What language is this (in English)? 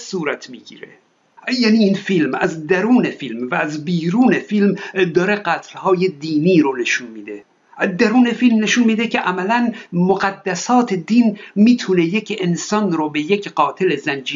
Persian